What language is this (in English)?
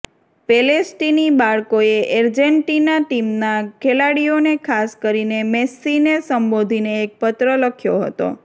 Gujarati